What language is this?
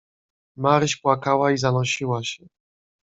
Polish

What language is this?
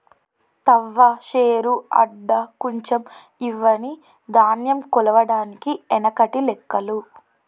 Telugu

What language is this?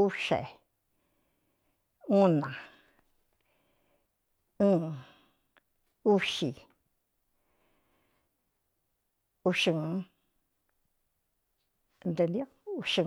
Cuyamecalco Mixtec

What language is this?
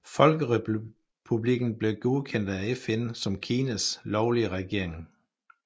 Danish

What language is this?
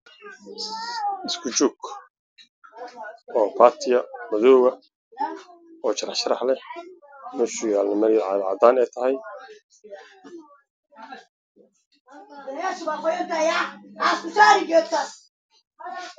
Somali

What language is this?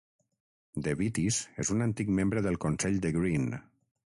Catalan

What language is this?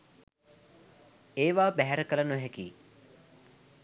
Sinhala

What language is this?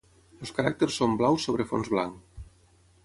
Catalan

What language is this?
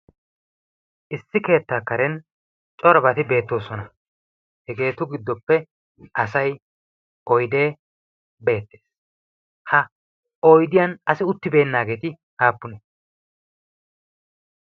Wolaytta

